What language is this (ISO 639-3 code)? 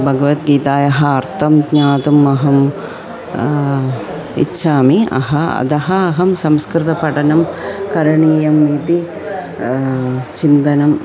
san